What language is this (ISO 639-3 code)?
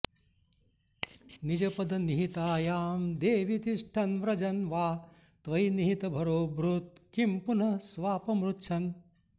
san